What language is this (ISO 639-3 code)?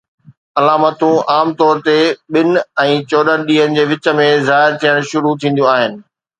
snd